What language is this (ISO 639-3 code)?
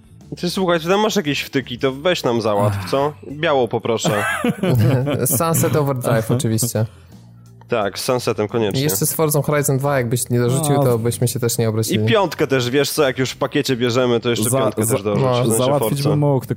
pol